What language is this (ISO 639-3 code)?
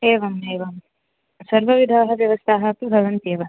san